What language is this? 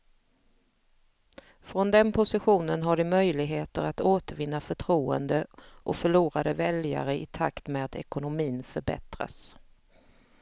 Swedish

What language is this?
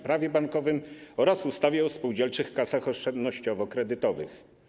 Polish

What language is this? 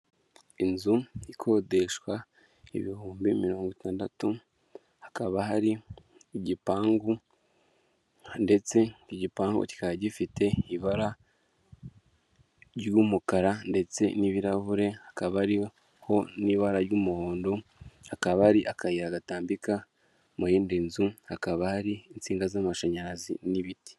Kinyarwanda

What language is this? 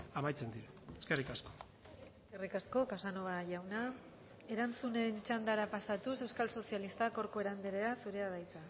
Basque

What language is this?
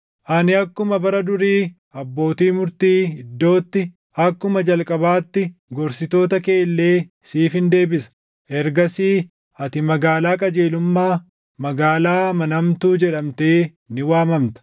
Oromo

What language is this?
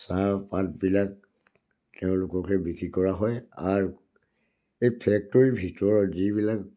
Assamese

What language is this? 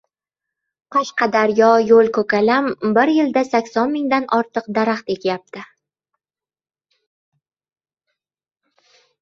Uzbek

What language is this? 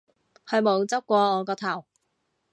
Cantonese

